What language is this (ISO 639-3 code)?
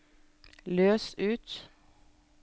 nor